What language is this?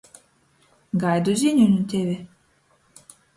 Latgalian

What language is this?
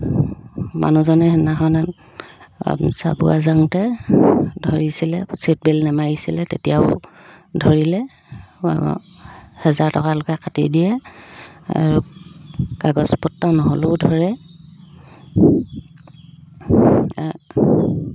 Assamese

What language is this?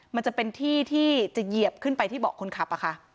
Thai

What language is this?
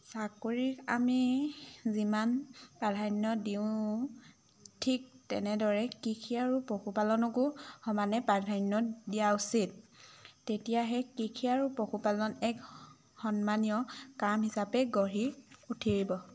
Assamese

